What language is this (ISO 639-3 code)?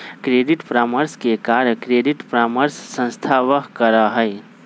mag